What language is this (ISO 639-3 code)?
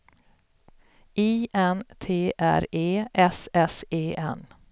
swe